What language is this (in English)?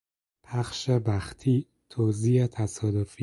Persian